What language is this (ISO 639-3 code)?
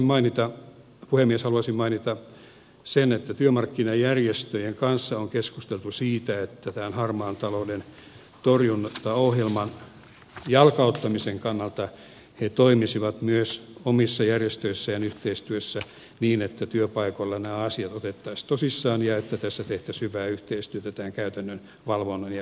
fin